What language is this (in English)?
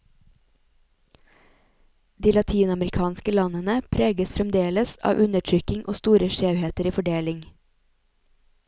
Norwegian